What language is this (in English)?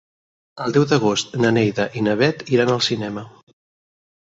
Catalan